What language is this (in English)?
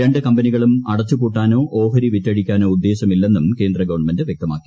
Malayalam